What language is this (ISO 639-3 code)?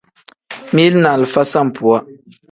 kdh